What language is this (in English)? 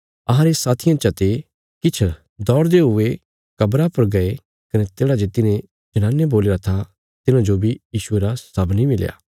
Bilaspuri